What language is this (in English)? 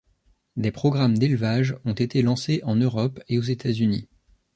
French